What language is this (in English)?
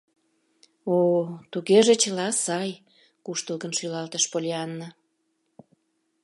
Mari